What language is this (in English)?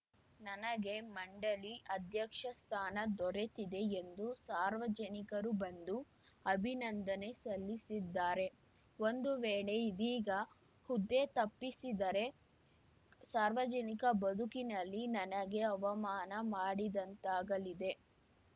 Kannada